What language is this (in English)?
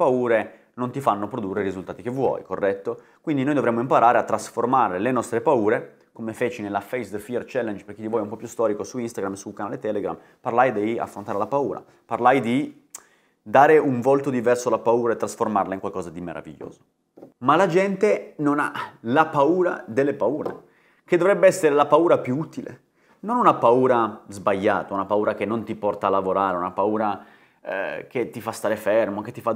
Italian